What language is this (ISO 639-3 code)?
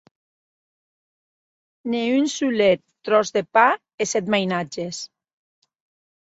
oci